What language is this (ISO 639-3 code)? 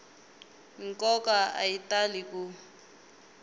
tso